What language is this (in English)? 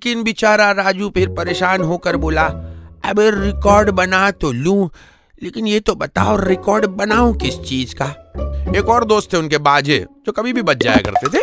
Hindi